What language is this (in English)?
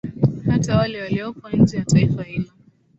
Swahili